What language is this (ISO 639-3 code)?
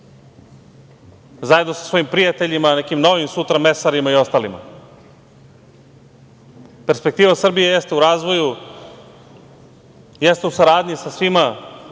srp